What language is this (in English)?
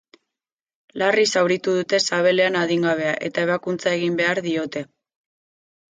Basque